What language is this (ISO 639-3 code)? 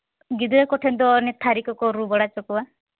sat